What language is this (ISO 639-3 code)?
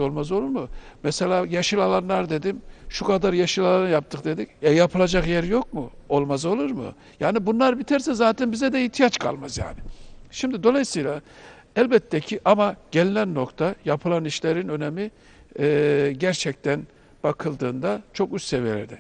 tur